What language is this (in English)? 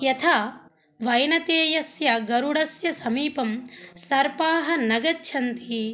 Sanskrit